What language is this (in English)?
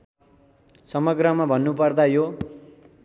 Nepali